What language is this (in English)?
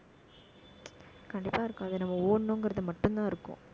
Tamil